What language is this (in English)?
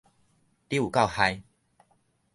Min Nan Chinese